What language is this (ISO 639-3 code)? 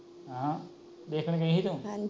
pan